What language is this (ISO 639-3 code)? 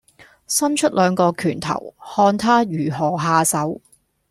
yue